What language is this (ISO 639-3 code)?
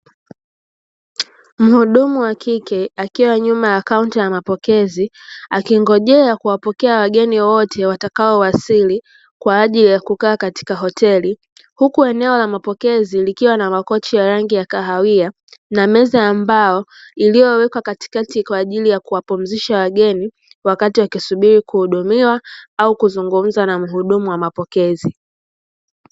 swa